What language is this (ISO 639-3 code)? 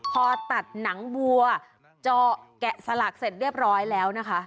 tha